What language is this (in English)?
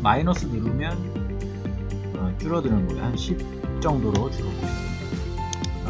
Korean